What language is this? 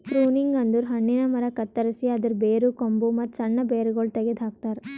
Kannada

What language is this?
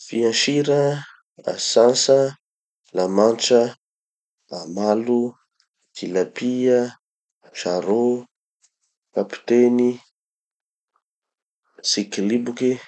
Tanosy Malagasy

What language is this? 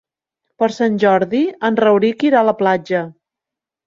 Catalan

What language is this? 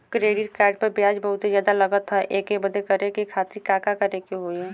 Bhojpuri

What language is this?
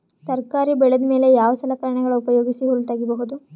Kannada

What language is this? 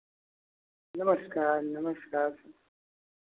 Hindi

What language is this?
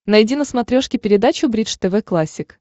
Russian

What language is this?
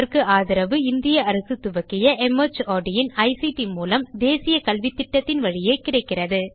Tamil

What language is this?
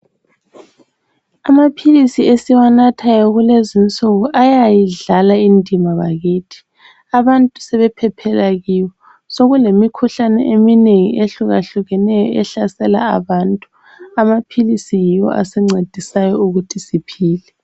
North Ndebele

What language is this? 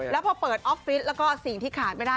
Thai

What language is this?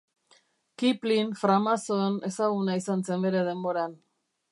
Basque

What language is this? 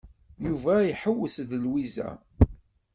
Kabyle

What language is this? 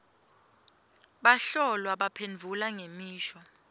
Swati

